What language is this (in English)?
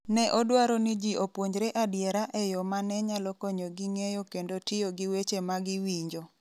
Luo (Kenya and Tanzania)